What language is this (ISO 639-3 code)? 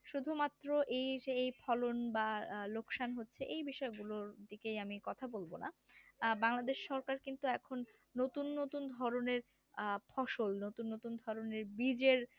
ben